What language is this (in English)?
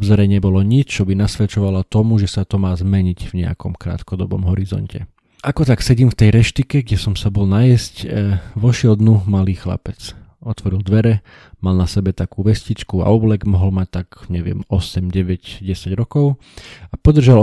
Slovak